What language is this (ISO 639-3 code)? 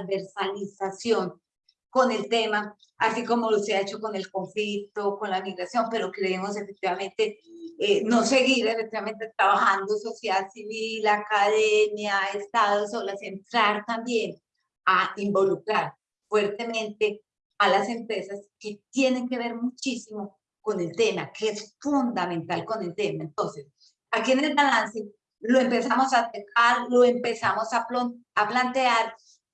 spa